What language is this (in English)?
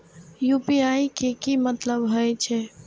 Maithili